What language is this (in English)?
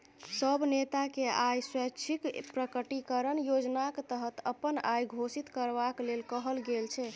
Maithili